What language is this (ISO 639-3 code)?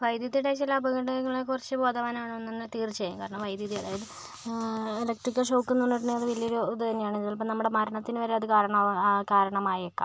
mal